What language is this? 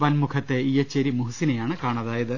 Malayalam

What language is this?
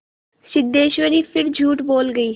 Hindi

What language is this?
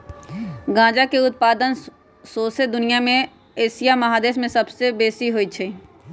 Magahi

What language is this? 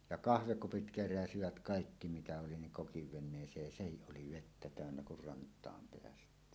Finnish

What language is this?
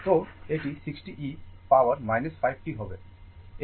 Bangla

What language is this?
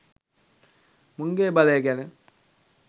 Sinhala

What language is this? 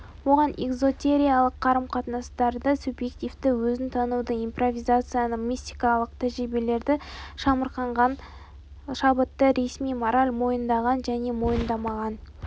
Kazakh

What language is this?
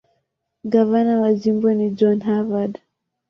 Swahili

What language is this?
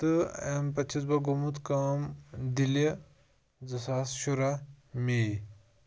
Kashmiri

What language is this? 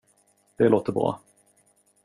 Swedish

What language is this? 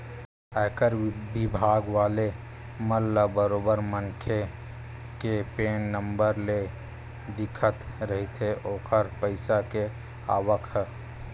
Chhattisgarhi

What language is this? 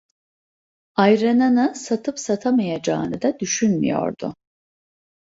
Turkish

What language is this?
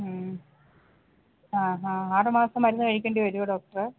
Malayalam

